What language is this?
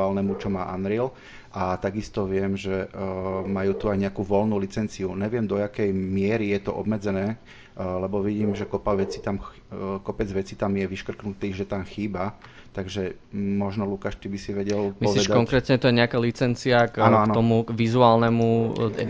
Slovak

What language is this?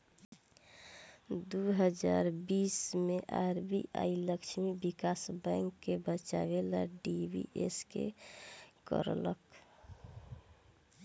Bhojpuri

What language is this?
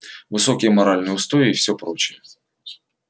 Russian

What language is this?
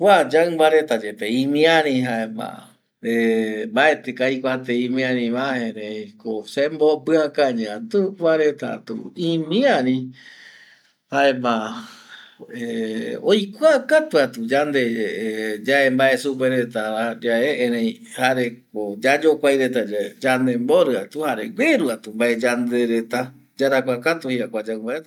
Eastern Bolivian Guaraní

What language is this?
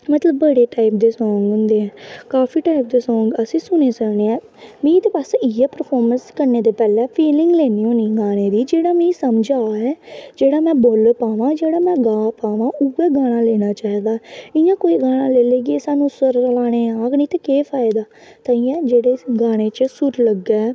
Dogri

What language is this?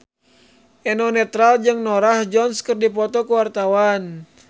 Sundanese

